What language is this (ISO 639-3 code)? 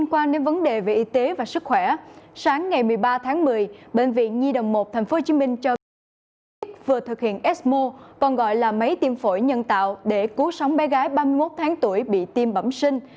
vie